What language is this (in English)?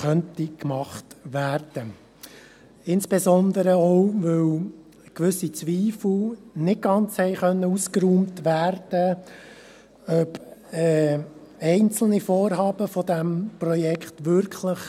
Swiss German